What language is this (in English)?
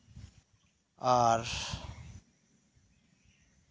Santali